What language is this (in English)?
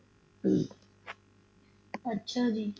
Punjabi